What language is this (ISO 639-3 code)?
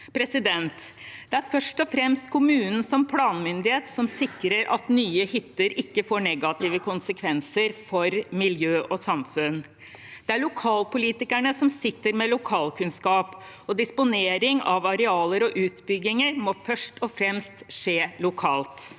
nor